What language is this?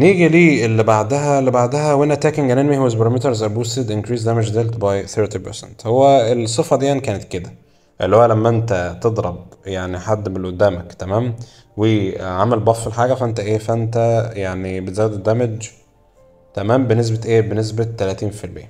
Arabic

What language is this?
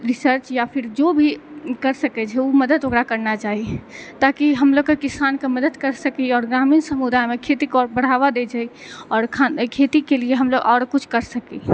Maithili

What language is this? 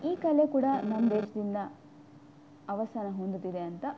Kannada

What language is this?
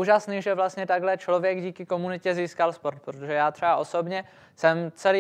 Czech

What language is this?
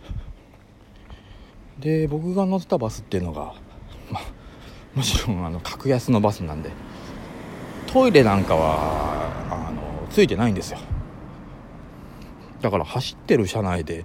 Japanese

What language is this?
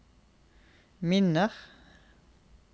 Norwegian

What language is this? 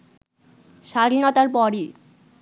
Bangla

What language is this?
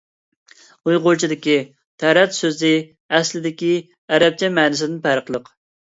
Uyghur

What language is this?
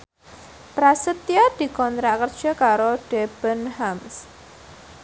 Javanese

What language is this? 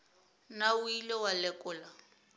Northern Sotho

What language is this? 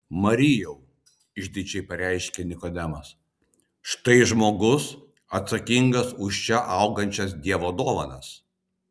Lithuanian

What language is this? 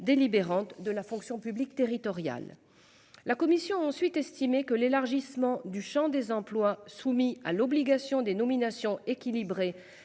French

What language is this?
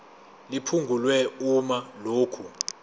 Zulu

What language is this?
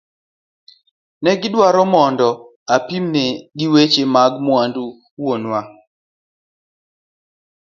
Luo (Kenya and Tanzania)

